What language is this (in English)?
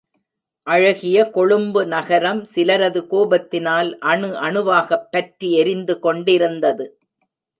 Tamil